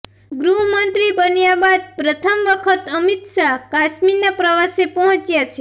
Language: Gujarati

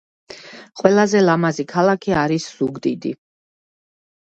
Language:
Georgian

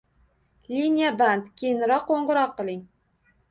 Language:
Uzbek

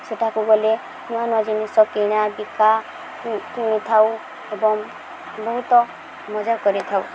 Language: Odia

